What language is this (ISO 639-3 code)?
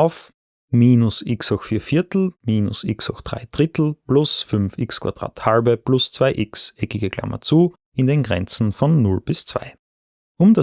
deu